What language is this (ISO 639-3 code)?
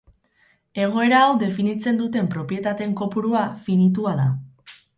eus